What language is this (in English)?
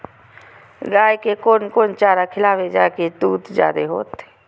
Maithili